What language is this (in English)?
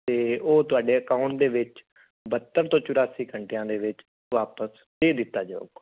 Punjabi